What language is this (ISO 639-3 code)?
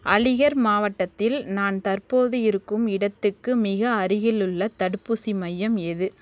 tam